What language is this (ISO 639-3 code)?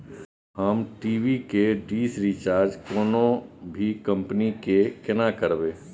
mai